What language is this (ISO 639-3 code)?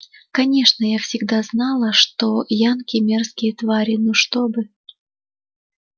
rus